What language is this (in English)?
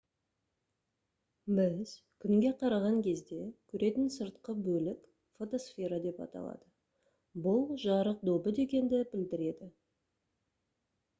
Kazakh